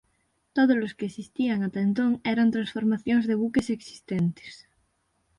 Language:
Galician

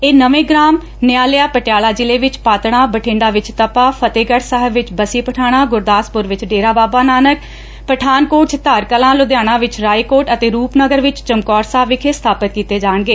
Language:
Punjabi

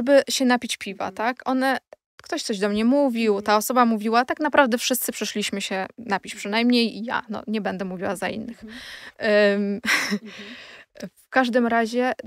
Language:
Polish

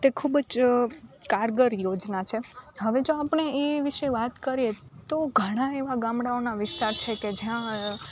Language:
Gujarati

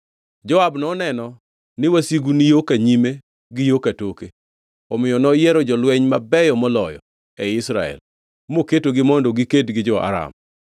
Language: Luo (Kenya and Tanzania)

